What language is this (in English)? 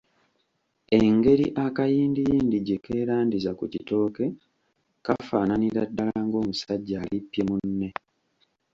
Ganda